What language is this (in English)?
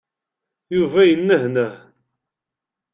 Kabyle